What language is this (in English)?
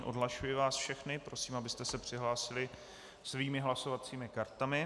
Czech